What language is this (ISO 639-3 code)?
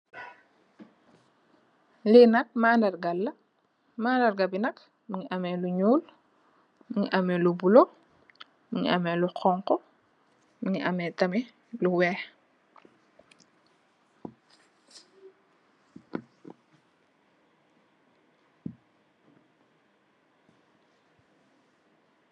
wol